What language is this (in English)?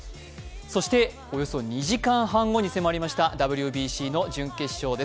Japanese